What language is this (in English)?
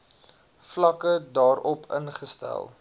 Afrikaans